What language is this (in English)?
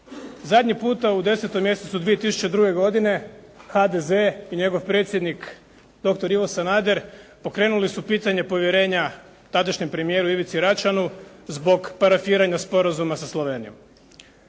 Croatian